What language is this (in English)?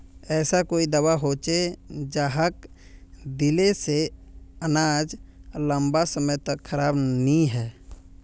Magahi